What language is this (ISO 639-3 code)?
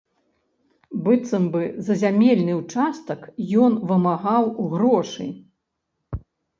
bel